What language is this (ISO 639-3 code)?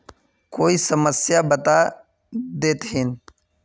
mag